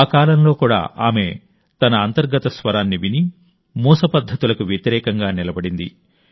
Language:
Telugu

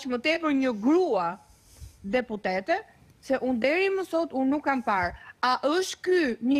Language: Romanian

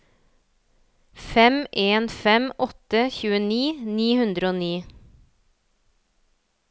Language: Norwegian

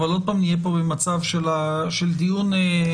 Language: Hebrew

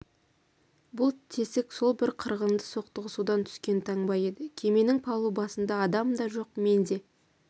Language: Kazakh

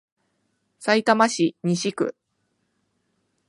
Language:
Japanese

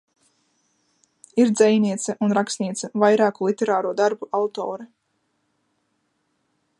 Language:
Latvian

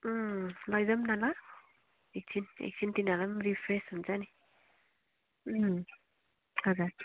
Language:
Nepali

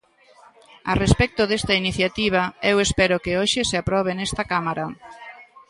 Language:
Galician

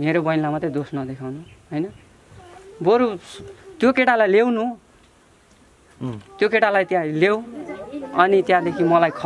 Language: Indonesian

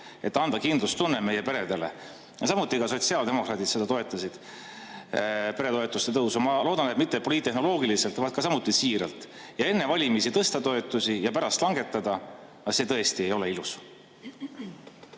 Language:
Estonian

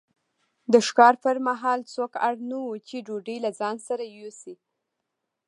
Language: Pashto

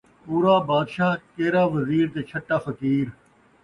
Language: Saraiki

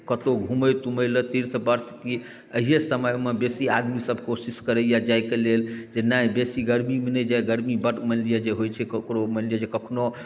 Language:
Maithili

